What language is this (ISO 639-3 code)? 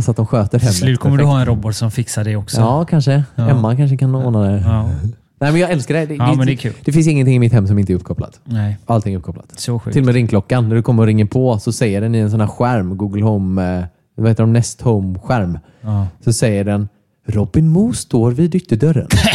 swe